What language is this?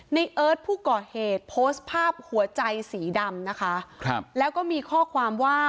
Thai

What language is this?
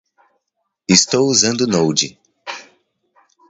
Portuguese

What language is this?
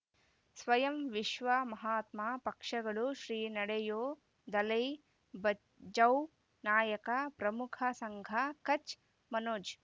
Kannada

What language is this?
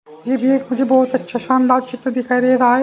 Hindi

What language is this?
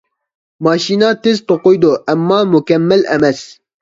Uyghur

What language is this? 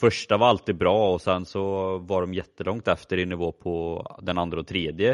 Swedish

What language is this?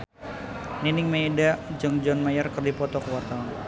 Sundanese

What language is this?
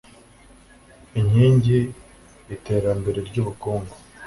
Kinyarwanda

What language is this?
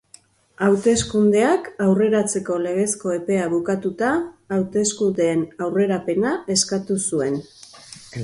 Basque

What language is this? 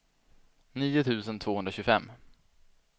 Swedish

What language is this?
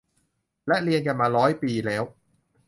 Thai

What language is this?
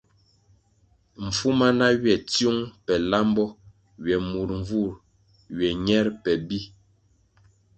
Kwasio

